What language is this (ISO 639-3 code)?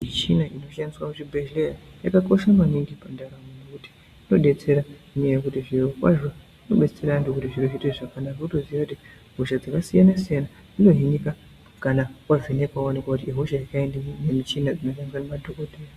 ndc